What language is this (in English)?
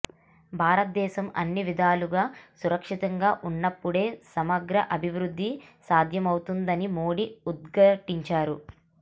Telugu